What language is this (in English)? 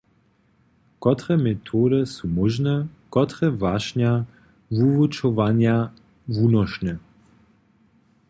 Upper Sorbian